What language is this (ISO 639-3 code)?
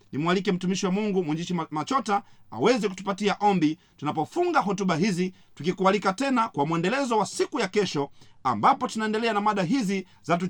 swa